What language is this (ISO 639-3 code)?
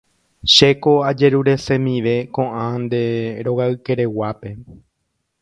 grn